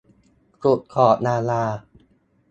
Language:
Thai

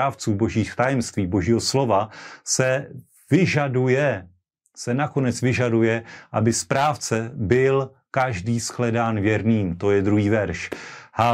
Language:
Czech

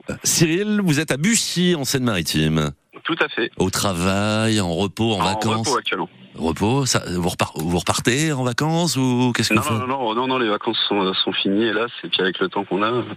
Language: French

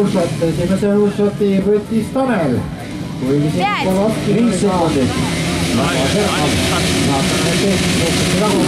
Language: Romanian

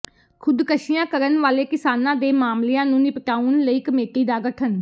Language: Punjabi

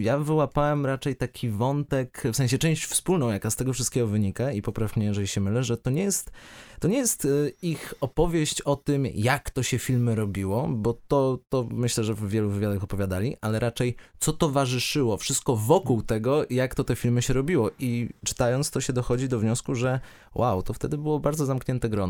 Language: Polish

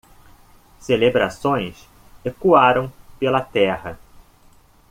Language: Portuguese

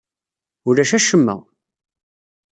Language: Kabyle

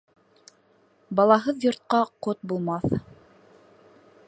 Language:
Bashkir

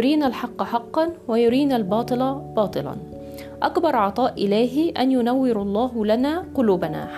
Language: Arabic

